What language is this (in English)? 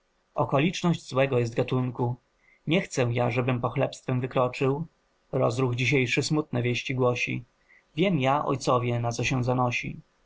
Polish